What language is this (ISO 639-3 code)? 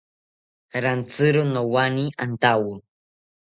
cpy